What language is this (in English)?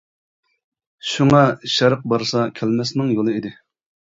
Uyghur